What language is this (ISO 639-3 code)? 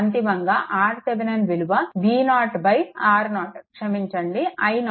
tel